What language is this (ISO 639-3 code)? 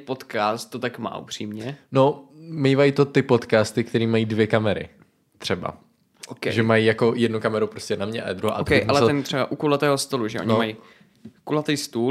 ces